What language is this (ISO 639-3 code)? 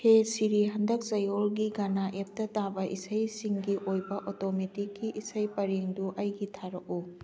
mni